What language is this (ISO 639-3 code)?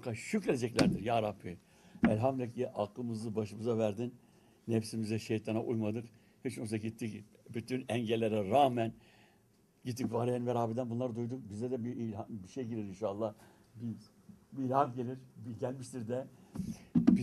tur